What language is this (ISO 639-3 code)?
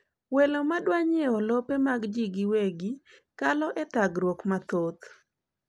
luo